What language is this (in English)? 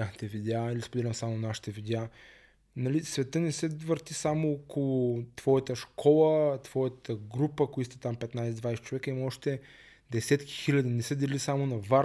Bulgarian